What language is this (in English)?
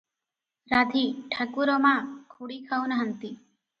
Odia